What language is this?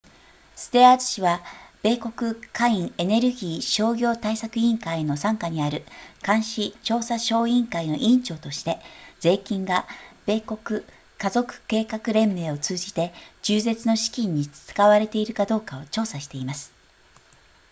Japanese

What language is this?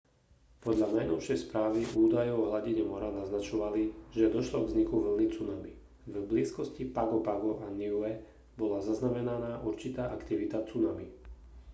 Slovak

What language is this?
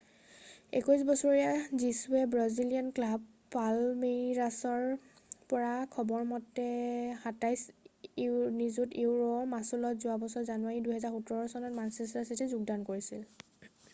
Assamese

